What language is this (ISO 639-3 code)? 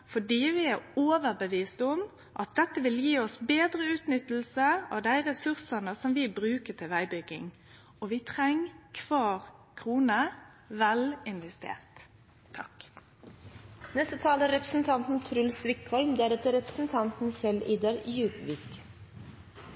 nno